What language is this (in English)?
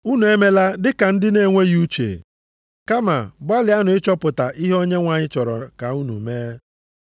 Igbo